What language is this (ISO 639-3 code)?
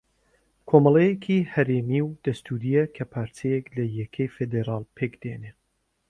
ckb